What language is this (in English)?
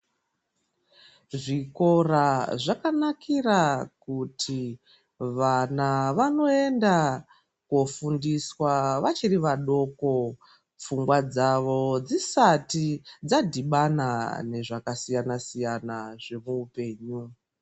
Ndau